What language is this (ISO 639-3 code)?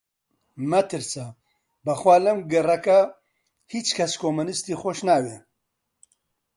ckb